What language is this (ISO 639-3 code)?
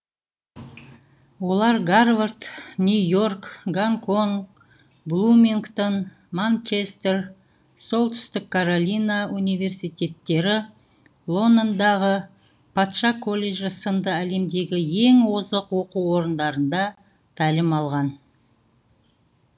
kaz